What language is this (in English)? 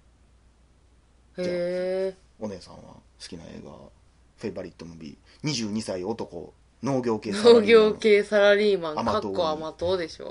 Japanese